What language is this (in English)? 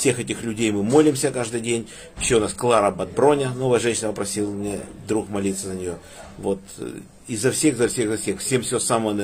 Russian